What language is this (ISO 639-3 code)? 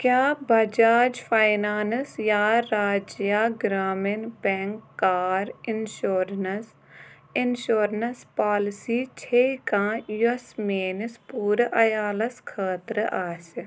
kas